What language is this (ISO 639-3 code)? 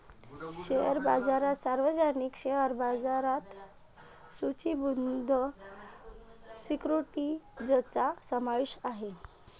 mar